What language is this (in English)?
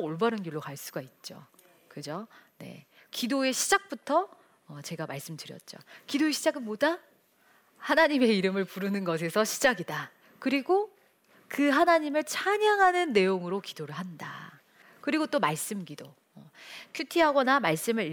Korean